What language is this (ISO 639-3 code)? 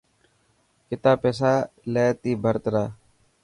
mki